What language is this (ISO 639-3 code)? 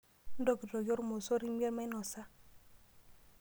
mas